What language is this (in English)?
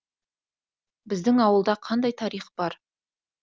Kazakh